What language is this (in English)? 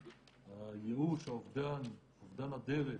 Hebrew